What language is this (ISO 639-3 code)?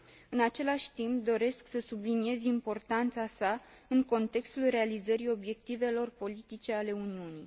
ron